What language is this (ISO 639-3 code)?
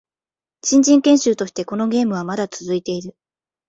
jpn